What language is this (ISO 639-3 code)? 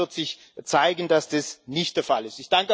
deu